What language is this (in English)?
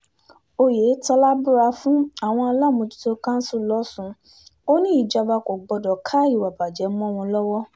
Yoruba